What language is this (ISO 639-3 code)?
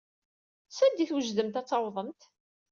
kab